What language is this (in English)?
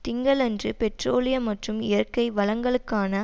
Tamil